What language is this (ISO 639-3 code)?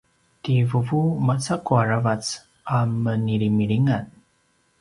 pwn